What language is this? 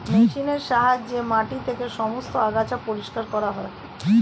Bangla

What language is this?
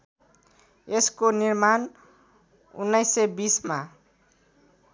Nepali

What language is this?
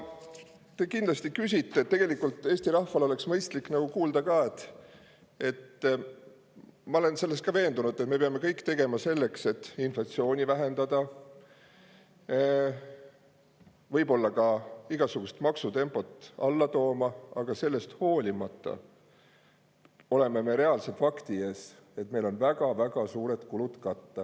Estonian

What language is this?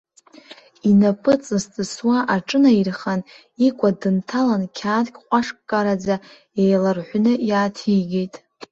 Abkhazian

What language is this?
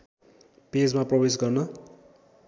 Nepali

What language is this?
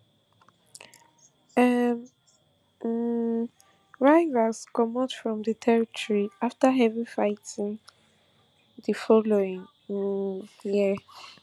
Nigerian Pidgin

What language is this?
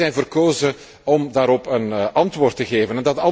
Dutch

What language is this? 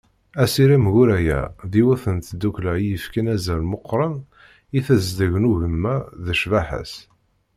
Kabyle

